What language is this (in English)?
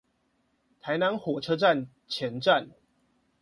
Chinese